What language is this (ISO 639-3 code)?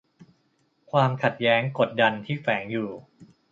tha